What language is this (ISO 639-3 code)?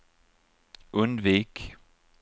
swe